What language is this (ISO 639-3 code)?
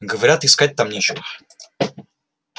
rus